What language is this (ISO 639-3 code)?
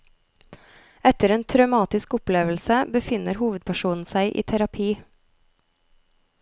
nor